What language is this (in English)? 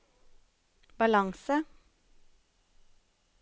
Norwegian